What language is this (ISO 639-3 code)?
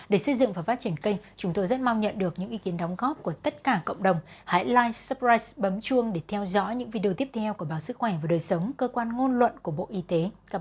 vie